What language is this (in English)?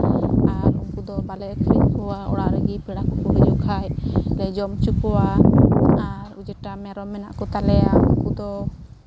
Santali